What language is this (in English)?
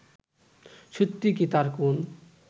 Bangla